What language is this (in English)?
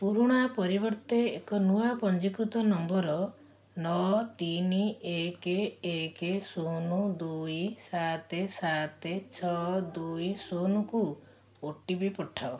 Odia